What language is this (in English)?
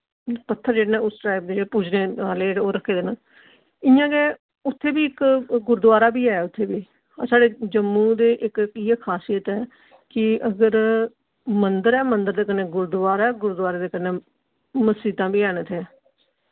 Dogri